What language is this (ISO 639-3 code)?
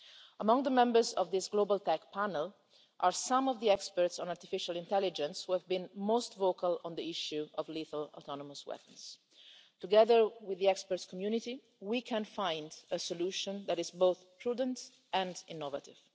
eng